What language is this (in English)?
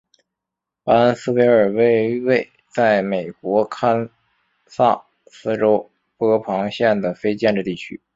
Chinese